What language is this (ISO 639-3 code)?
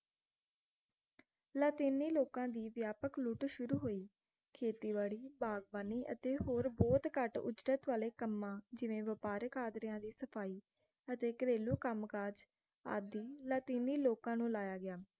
pan